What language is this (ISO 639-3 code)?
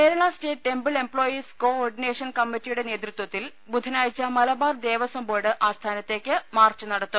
mal